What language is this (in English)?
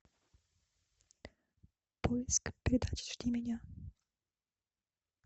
Russian